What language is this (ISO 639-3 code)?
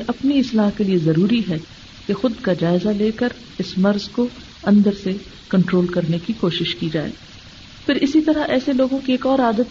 urd